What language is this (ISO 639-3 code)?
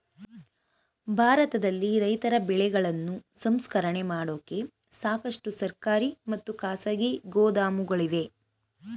kan